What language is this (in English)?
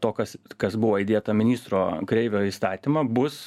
Lithuanian